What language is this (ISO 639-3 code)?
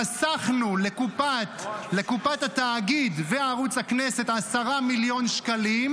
heb